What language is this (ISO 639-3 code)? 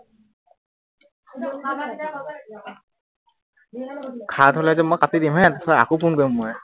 asm